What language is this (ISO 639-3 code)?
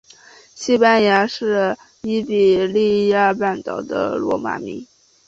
zho